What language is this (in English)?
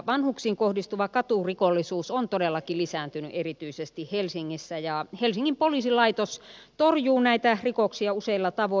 Finnish